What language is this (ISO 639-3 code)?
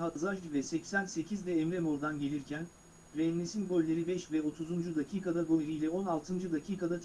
tur